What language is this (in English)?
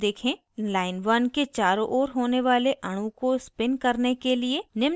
Hindi